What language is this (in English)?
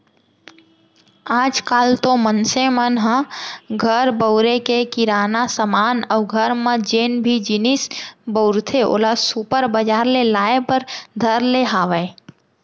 Chhattisgarhi